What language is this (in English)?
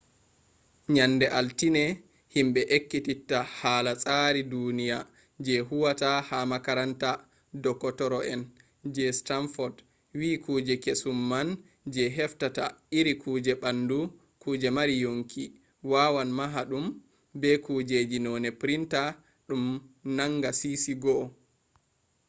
Fula